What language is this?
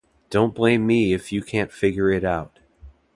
English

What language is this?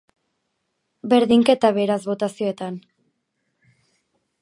Basque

